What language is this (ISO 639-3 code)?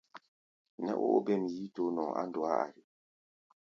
gba